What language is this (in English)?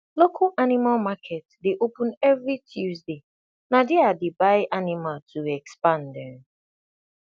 Nigerian Pidgin